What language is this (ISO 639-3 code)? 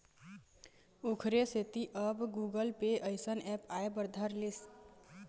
hne